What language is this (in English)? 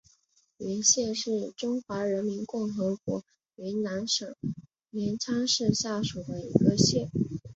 Chinese